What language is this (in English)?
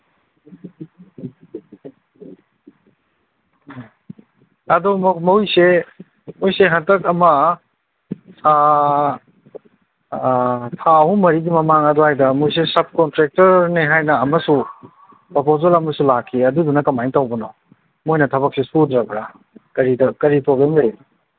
Manipuri